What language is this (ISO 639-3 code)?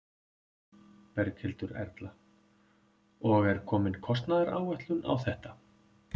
isl